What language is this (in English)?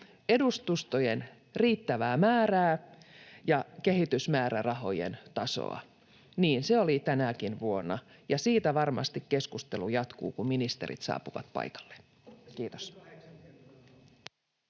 Finnish